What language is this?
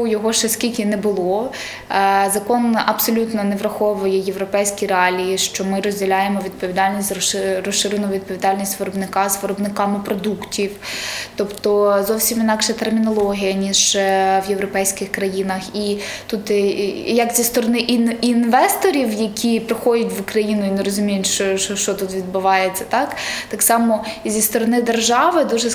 Ukrainian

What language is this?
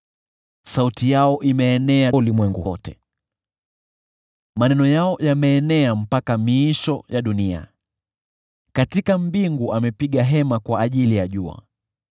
Swahili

